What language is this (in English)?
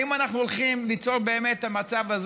Hebrew